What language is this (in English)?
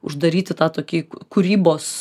Lithuanian